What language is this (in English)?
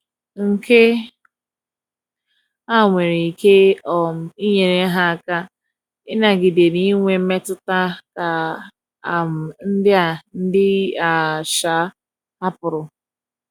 Igbo